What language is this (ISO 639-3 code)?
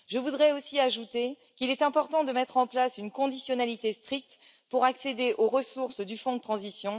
fra